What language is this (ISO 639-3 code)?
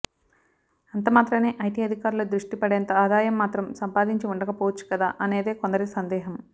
tel